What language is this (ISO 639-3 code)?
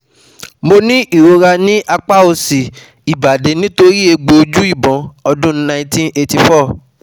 yor